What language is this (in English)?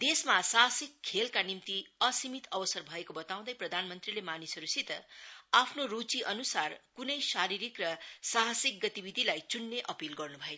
Nepali